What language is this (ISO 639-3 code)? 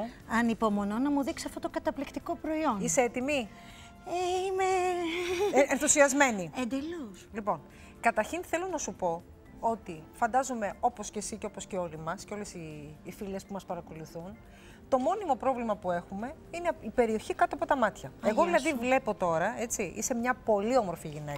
ell